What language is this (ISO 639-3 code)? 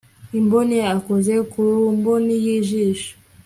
kin